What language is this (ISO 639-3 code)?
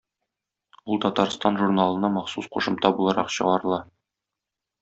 tat